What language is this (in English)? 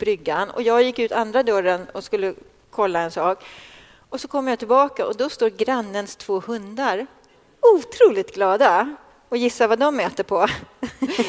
Swedish